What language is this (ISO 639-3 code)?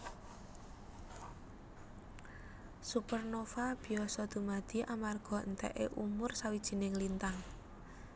jav